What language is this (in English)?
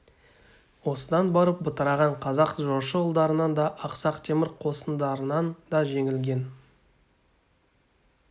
Kazakh